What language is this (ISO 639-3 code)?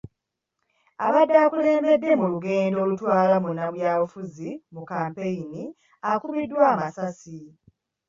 lug